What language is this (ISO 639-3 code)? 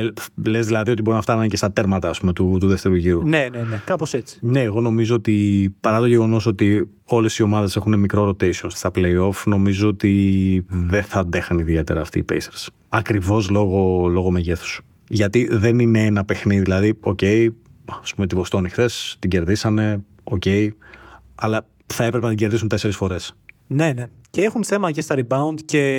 ell